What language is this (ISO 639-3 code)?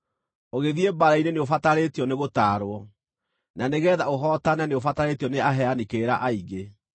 kik